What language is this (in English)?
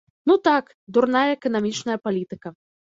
Belarusian